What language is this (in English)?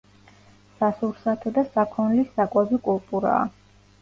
Georgian